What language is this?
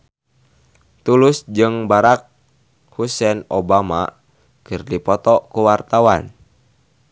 Sundanese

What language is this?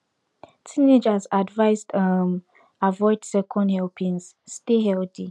Nigerian Pidgin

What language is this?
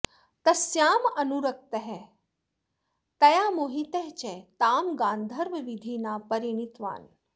Sanskrit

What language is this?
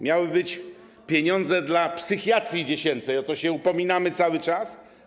Polish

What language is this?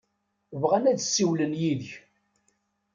Kabyle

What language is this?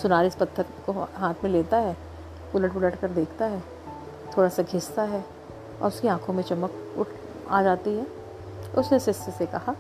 Hindi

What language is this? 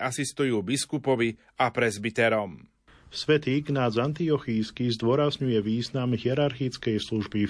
Slovak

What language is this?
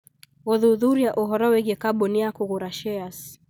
Kikuyu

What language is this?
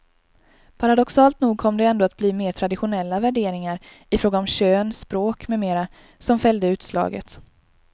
Swedish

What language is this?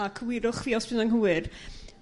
Welsh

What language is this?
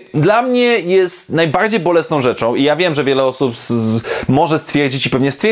Polish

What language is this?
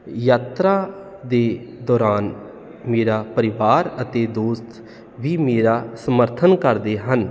Punjabi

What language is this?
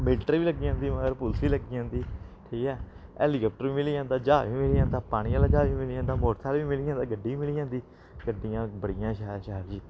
Dogri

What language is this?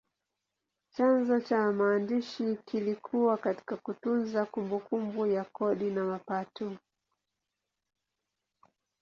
Swahili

